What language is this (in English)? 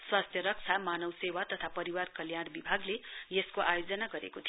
Nepali